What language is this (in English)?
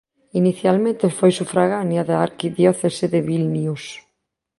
Galician